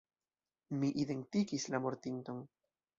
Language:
Esperanto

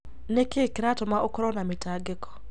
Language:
Kikuyu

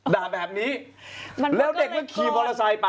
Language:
Thai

